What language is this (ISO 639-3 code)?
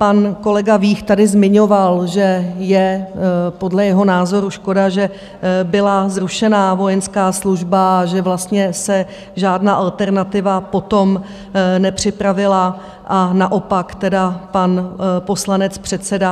ces